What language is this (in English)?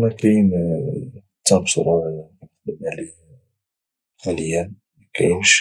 Moroccan Arabic